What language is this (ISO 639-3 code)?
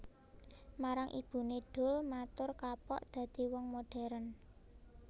jav